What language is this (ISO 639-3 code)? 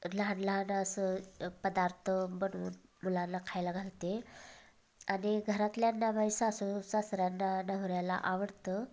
mar